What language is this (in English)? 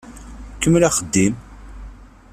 Kabyle